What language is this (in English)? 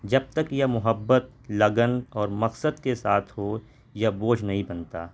Urdu